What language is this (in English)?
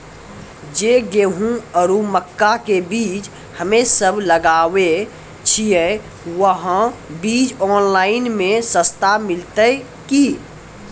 Maithili